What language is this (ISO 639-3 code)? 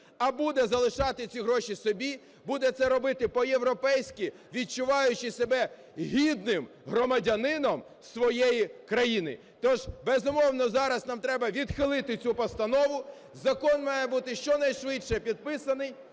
ukr